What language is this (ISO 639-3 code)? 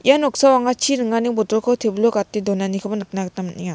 grt